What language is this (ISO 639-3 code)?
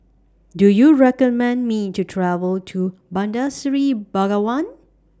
eng